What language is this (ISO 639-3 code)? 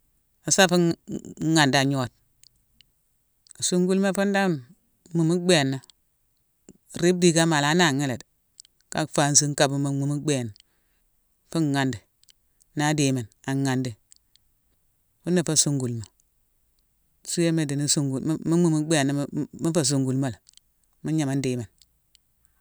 msw